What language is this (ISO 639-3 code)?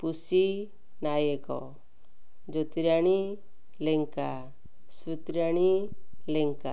ori